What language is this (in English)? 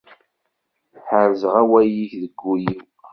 Kabyle